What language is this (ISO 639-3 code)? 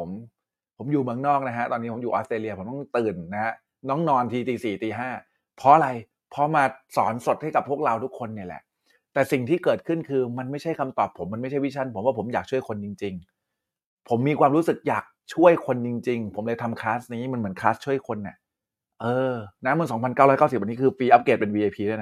tha